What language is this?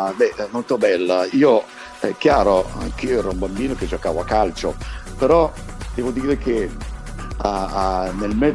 Italian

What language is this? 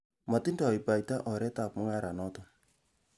Kalenjin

